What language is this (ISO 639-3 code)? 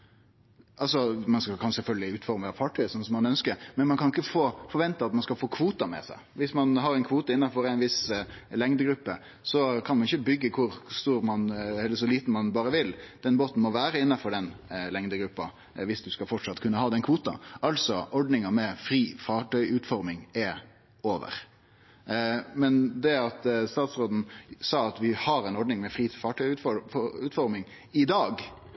nno